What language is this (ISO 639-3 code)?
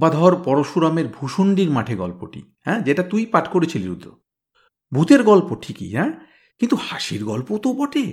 ben